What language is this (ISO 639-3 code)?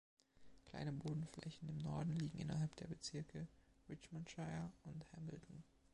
deu